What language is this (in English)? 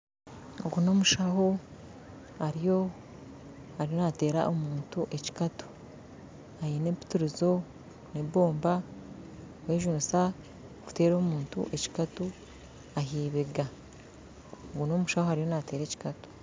Nyankole